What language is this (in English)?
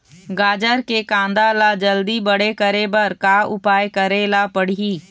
Chhattisgarhi